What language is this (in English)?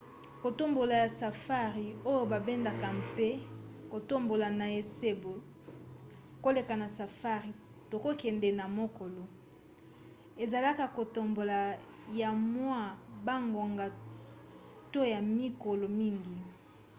Lingala